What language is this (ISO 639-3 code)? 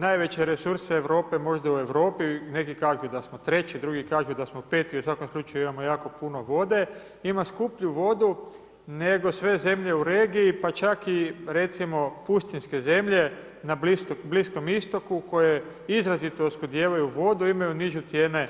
hrv